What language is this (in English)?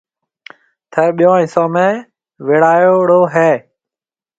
Marwari (Pakistan)